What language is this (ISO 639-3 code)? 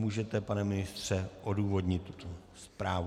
ces